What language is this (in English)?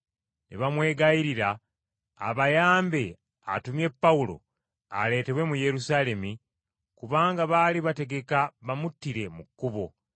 Ganda